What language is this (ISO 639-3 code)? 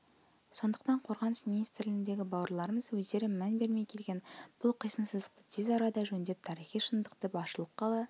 kaz